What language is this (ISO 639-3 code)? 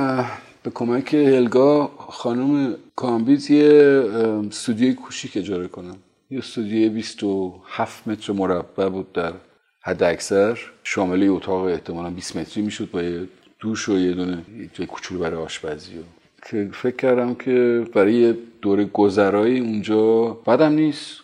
fas